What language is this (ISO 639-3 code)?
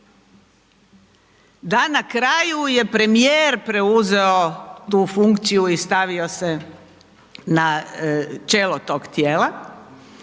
hrv